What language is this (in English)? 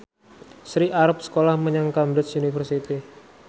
Javanese